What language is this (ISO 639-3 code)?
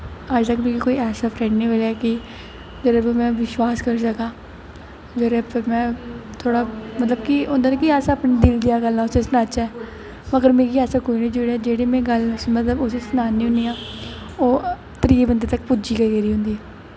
doi